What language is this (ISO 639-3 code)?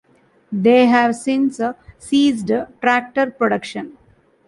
eng